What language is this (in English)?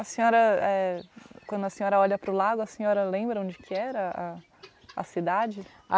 Portuguese